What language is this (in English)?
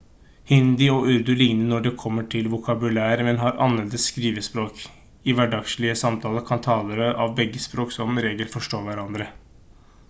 Norwegian Bokmål